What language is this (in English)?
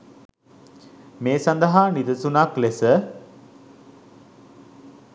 Sinhala